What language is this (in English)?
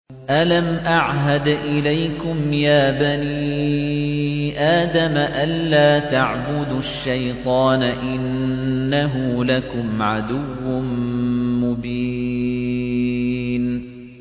Arabic